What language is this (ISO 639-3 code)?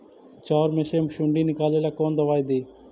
mag